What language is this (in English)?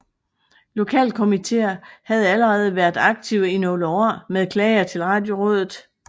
Danish